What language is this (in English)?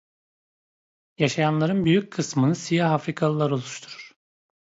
Turkish